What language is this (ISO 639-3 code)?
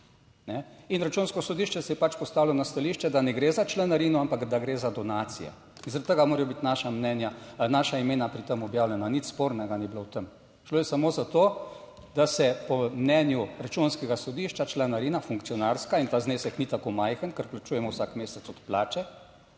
slv